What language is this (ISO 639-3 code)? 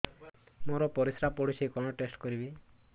ori